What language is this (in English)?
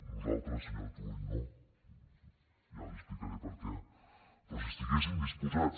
Catalan